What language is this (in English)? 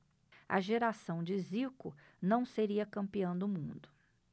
Portuguese